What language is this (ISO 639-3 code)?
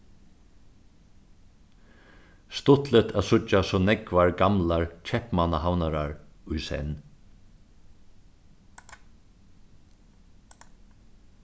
fao